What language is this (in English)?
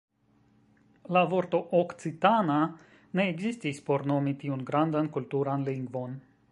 Esperanto